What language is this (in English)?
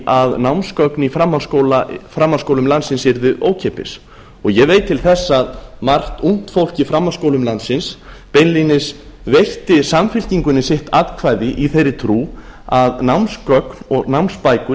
Icelandic